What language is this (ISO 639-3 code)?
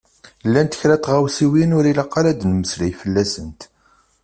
kab